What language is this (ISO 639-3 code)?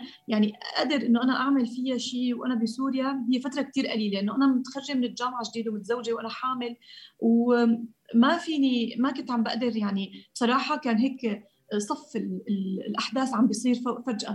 ara